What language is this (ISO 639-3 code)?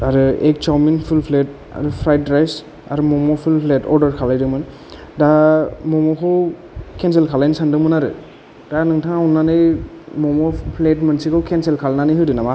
brx